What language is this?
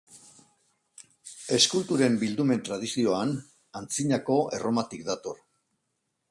Basque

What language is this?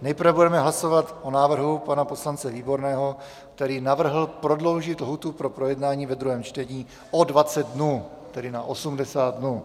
Czech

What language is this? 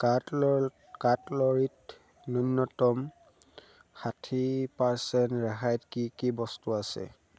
Assamese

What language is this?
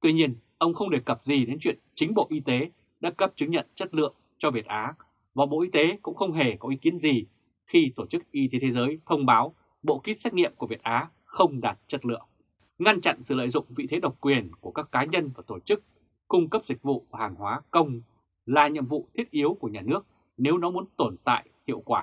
Vietnamese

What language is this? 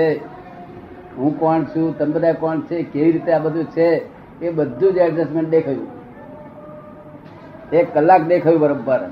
Gujarati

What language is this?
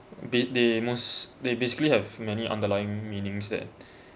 English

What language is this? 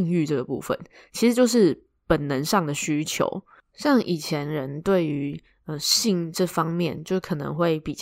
Chinese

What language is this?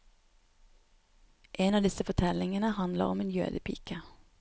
Norwegian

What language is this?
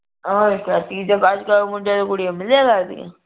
Punjabi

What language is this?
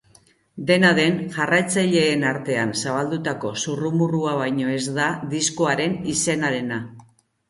Basque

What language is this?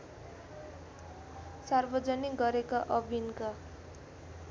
Nepali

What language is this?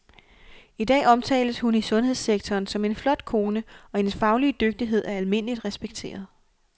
Danish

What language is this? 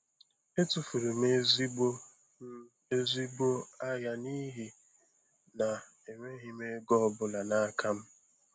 Igbo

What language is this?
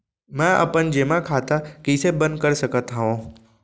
Chhattisgarhi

